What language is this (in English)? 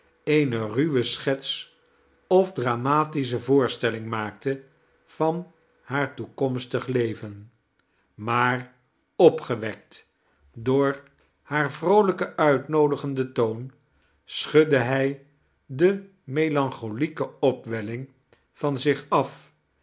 Dutch